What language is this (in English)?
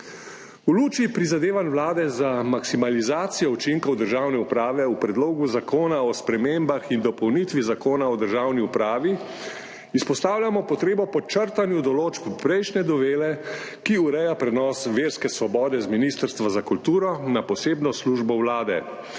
Slovenian